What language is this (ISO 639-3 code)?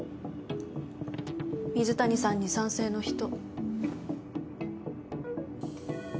jpn